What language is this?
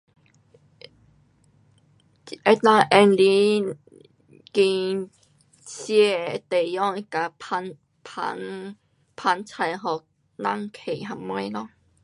Pu-Xian Chinese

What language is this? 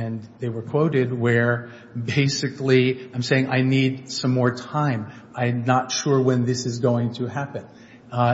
English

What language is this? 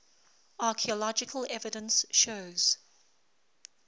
English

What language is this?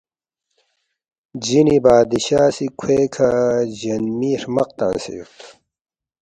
Balti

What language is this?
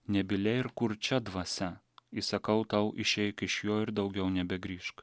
Lithuanian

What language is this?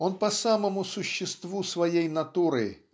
Russian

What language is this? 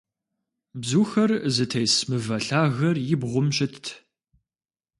Kabardian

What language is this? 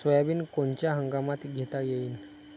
Marathi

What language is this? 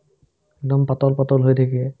Assamese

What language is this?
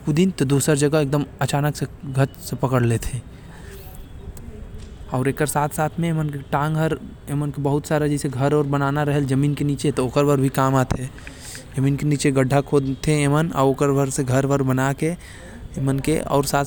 Korwa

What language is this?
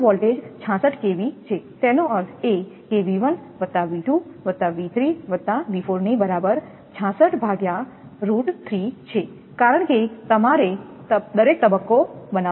Gujarati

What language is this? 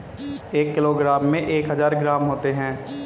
Hindi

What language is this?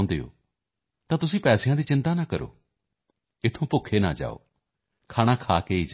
Punjabi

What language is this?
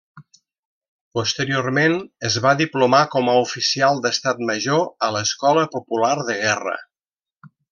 Catalan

